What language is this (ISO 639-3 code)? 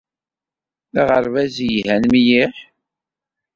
kab